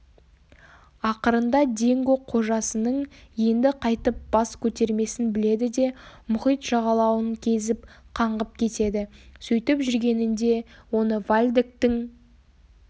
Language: Kazakh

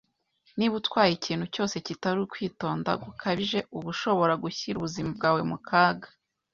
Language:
Kinyarwanda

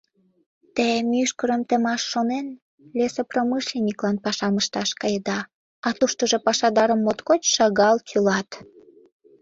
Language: Mari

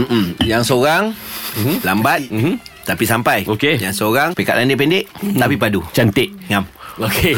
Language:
Malay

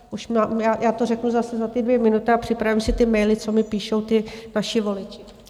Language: Czech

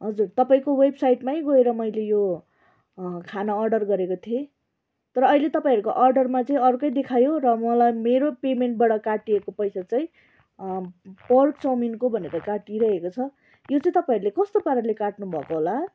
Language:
Nepali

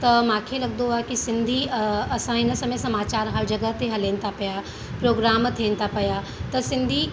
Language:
Sindhi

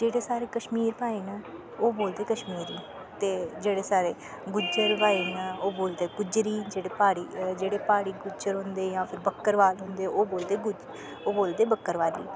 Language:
Dogri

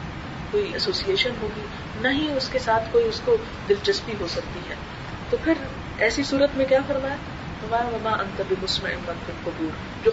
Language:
Urdu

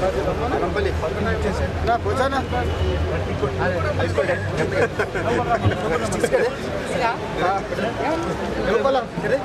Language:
Czech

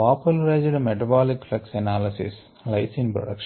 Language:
Telugu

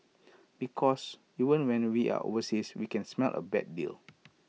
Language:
English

